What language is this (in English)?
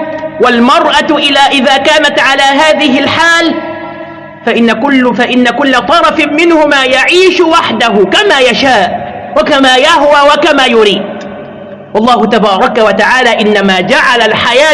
Arabic